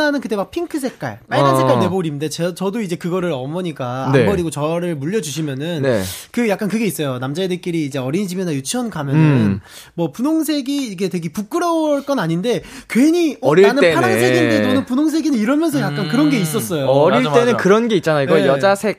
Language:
Korean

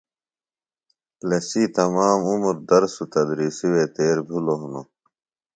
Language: Phalura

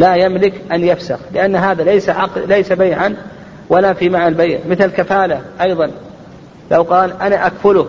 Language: Arabic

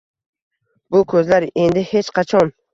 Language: Uzbek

